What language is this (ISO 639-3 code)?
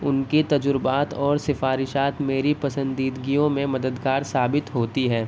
urd